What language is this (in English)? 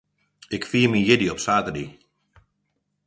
Western Frisian